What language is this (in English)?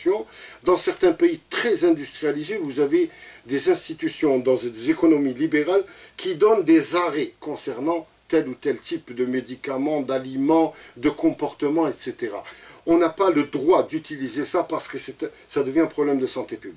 French